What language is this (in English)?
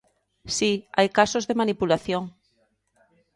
Galician